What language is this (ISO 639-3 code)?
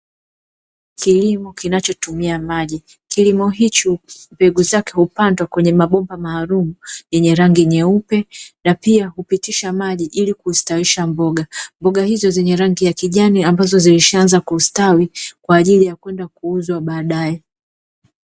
swa